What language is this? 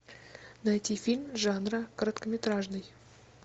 Russian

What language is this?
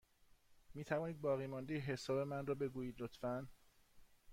Persian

